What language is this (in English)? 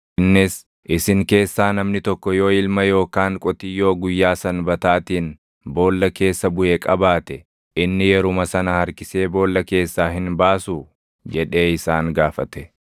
Oromo